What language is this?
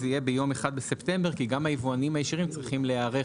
Hebrew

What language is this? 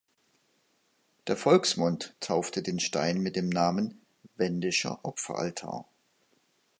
German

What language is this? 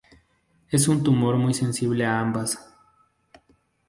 Spanish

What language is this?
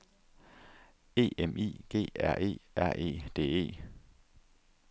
Danish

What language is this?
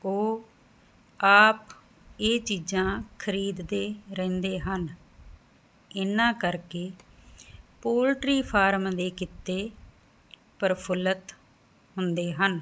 Punjabi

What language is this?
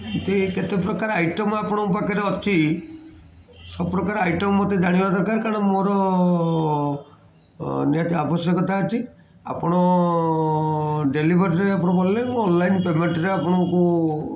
Odia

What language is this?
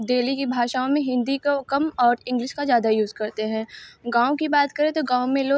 Hindi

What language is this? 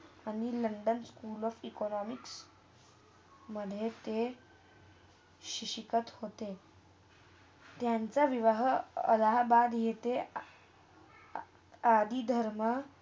Marathi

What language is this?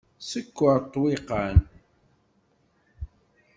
Kabyle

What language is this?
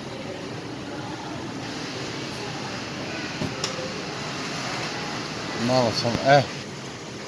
Serbian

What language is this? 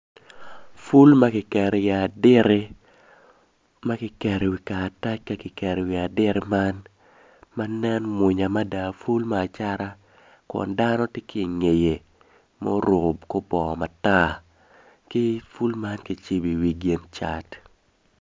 Acoli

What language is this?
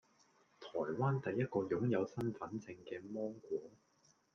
Cantonese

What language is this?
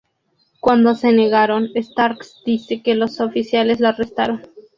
Spanish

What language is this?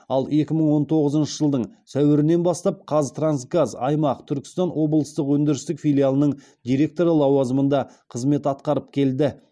Kazakh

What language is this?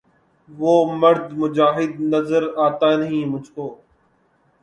Urdu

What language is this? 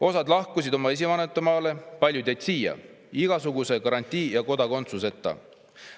Estonian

